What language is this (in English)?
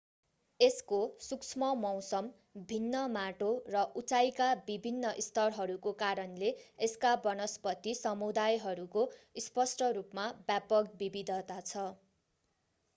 Nepali